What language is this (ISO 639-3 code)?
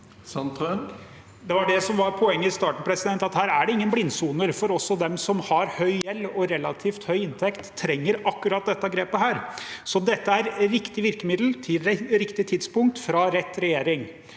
nor